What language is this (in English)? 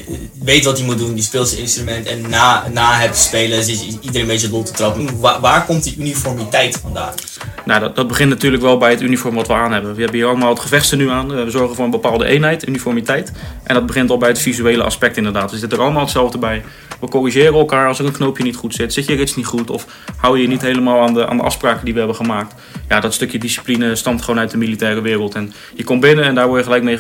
Dutch